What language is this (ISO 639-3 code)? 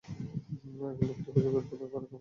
ben